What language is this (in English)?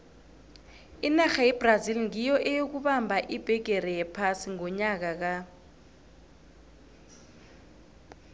South Ndebele